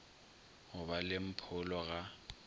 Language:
Northern Sotho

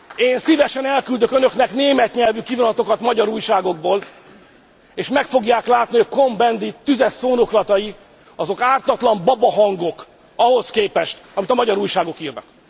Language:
Hungarian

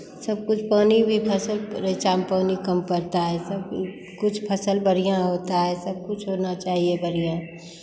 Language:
Hindi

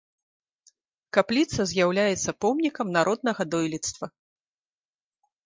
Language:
Belarusian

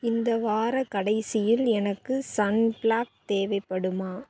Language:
Tamil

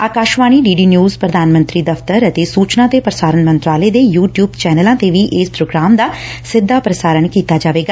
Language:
Punjabi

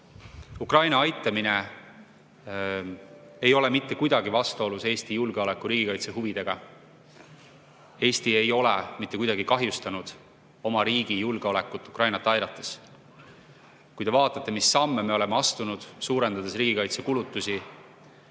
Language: Estonian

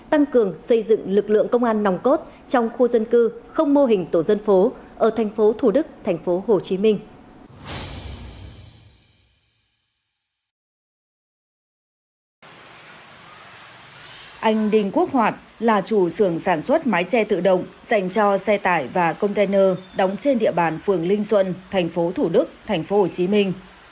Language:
Vietnamese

